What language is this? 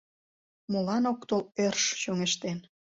Mari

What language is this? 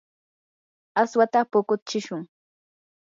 Yanahuanca Pasco Quechua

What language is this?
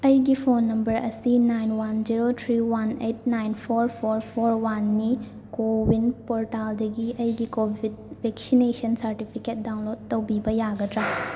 Manipuri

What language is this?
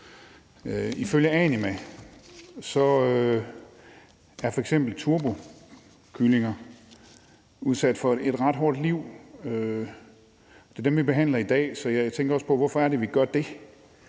Danish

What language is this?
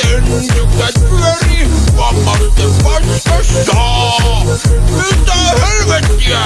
Finnish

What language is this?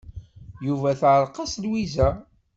Kabyle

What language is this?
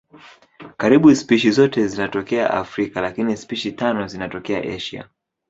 Swahili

